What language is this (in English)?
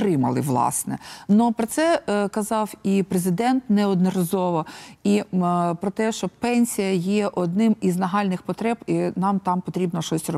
Ukrainian